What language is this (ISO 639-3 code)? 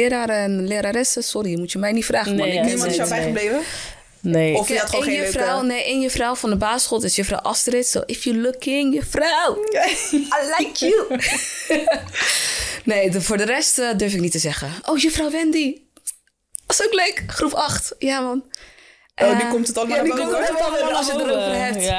nld